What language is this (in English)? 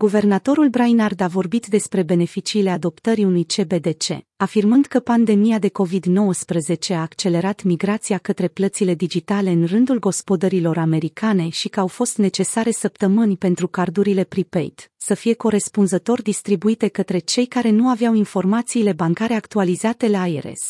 Romanian